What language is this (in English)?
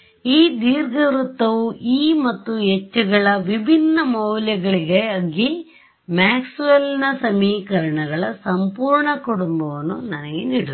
Kannada